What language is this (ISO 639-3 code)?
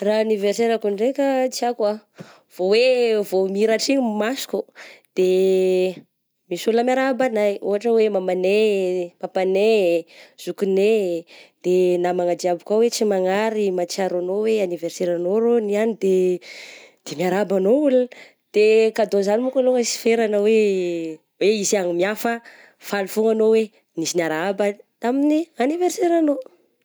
bzc